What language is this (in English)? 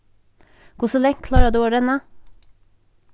Faroese